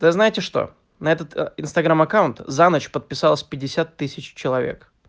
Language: Russian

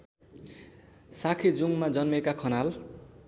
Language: Nepali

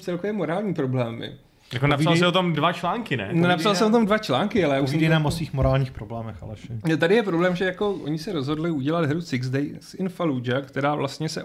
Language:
Czech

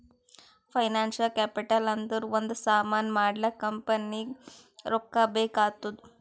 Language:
Kannada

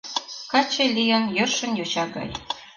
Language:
Mari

